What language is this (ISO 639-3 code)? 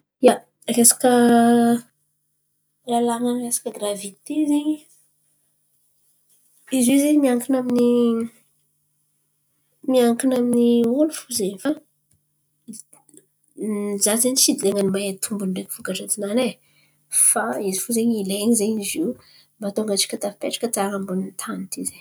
xmv